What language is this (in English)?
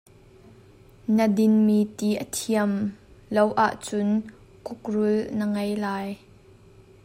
Hakha Chin